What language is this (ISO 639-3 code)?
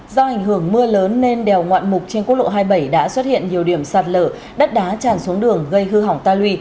vie